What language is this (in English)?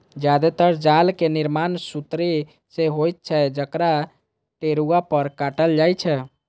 Maithili